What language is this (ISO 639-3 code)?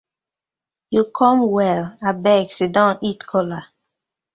pcm